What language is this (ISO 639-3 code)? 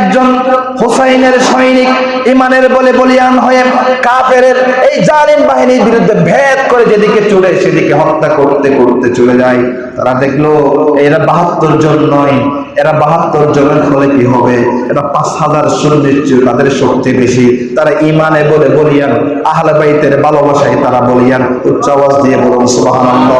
ben